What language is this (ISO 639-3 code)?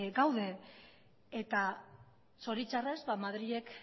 eus